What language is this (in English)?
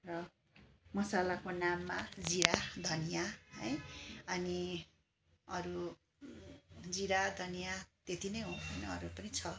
Nepali